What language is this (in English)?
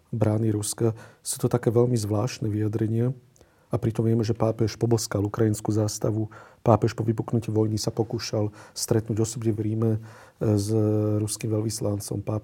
Slovak